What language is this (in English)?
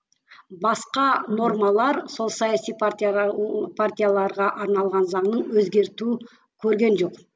Kazakh